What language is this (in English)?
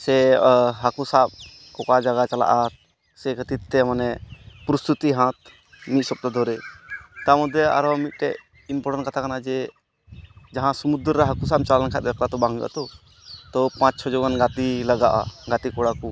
Santali